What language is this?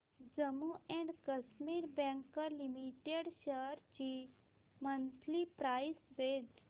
Marathi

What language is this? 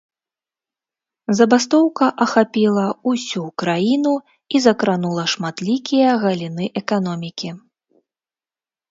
Belarusian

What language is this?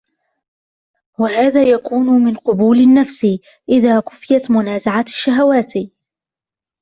Arabic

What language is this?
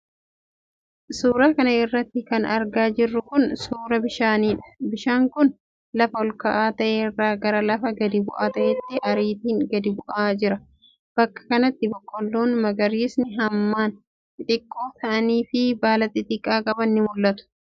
Oromo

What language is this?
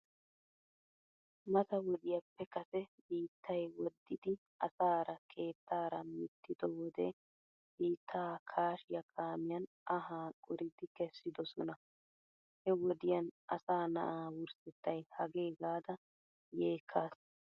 Wolaytta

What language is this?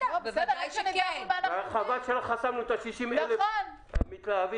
Hebrew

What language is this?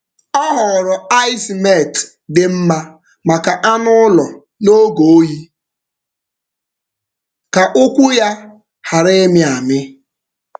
Igbo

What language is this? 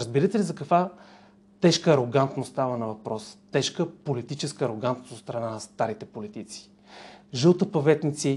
Bulgarian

